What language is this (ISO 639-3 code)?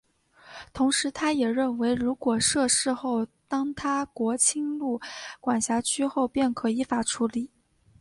zho